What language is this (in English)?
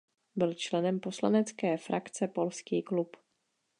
Czech